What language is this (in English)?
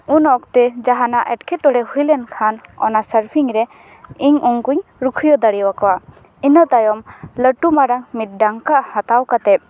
Santali